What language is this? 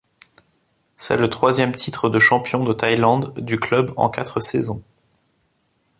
French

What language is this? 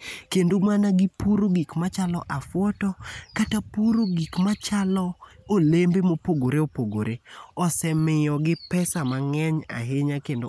Luo (Kenya and Tanzania)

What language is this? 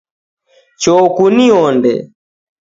Taita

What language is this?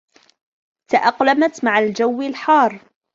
Arabic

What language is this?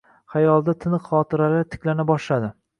Uzbek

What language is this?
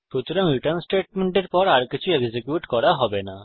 Bangla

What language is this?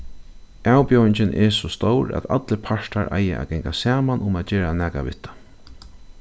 Faroese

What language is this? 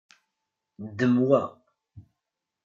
Kabyle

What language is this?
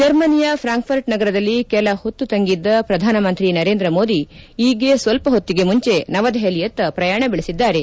Kannada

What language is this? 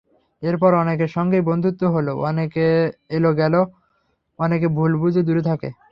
Bangla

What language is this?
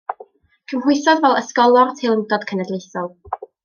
Welsh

